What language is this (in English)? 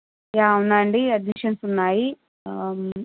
Telugu